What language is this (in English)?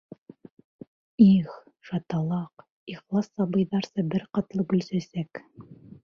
Bashkir